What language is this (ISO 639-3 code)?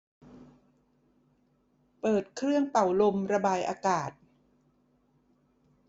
tha